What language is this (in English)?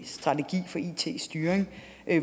Danish